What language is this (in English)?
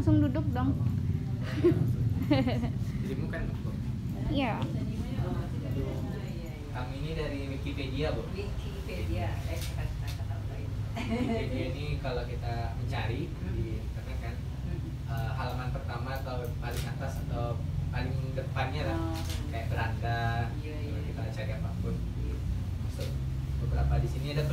Indonesian